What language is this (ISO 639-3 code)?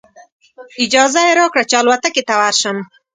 pus